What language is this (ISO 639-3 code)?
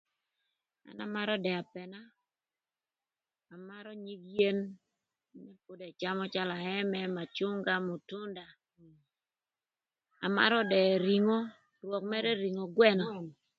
lth